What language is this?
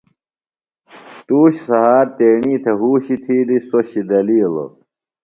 Phalura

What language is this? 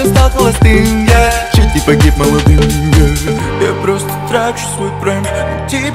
Russian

